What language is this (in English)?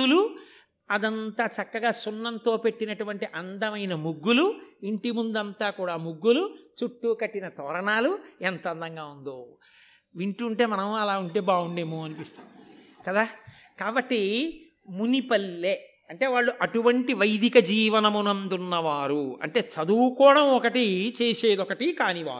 Telugu